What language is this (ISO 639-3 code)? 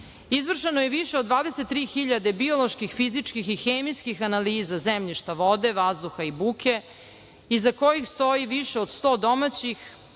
srp